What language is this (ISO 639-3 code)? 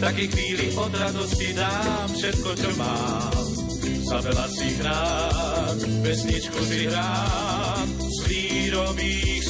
slk